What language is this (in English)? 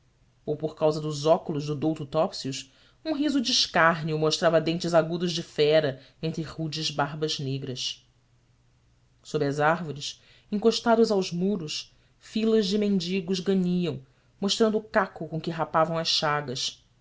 Portuguese